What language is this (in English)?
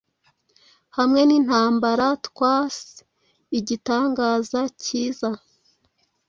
Kinyarwanda